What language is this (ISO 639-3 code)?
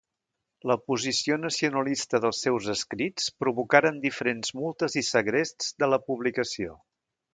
cat